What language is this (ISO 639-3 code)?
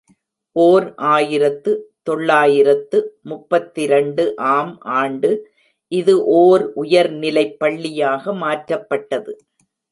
tam